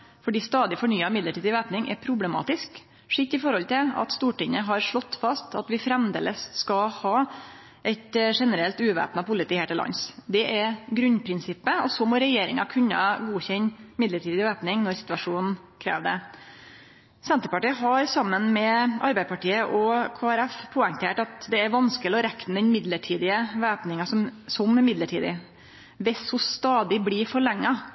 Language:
Norwegian Nynorsk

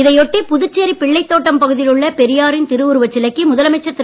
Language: Tamil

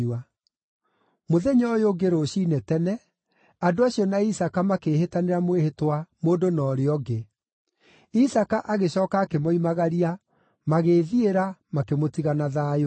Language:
Kikuyu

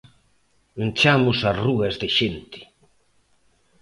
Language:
Galician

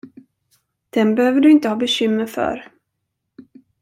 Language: Swedish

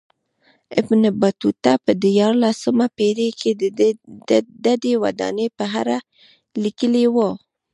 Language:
Pashto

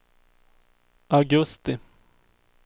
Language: Swedish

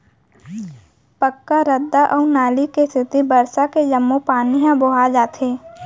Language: Chhattisgarhi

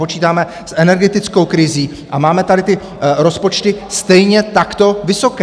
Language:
Czech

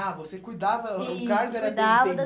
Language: Portuguese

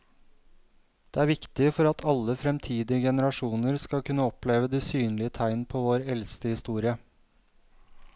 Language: Norwegian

